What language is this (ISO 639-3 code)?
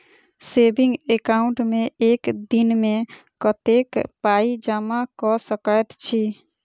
mai